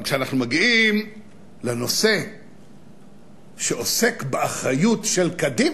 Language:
Hebrew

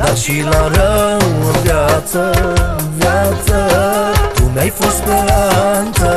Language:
Romanian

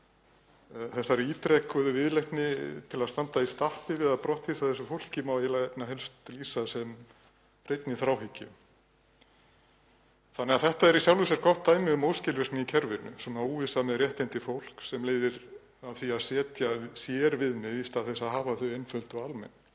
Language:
Icelandic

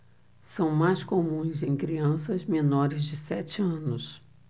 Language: Portuguese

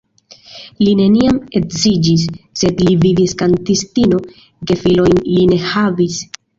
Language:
Esperanto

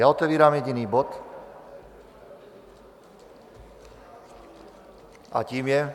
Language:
Czech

